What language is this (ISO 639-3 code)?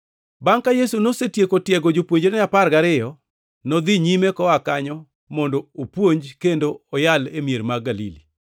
luo